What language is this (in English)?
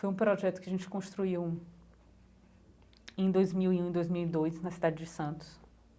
Portuguese